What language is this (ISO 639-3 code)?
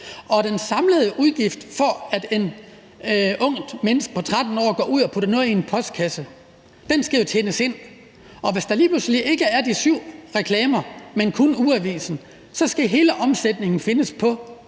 dan